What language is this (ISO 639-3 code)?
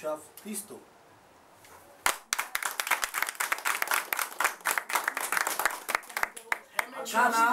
ron